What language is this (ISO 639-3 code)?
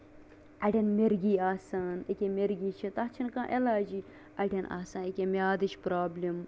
kas